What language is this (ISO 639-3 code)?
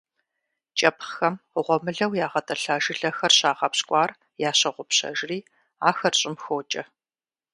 kbd